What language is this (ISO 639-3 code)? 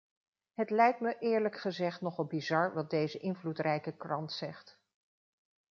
nld